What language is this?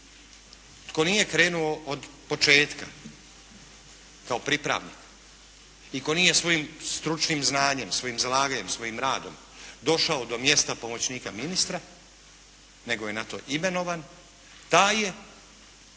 Croatian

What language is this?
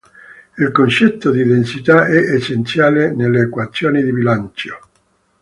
Italian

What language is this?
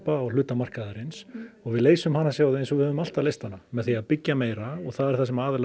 Icelandic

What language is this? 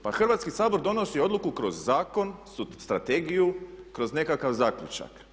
Croatian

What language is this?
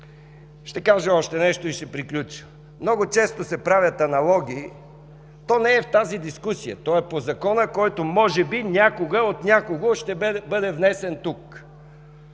Bulgarian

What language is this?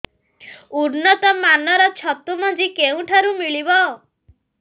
Odia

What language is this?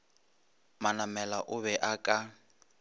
Northern Sotho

